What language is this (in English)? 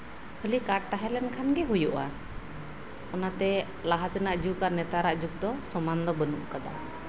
Santali